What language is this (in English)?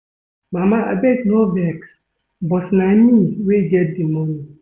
Nigerian Pidgin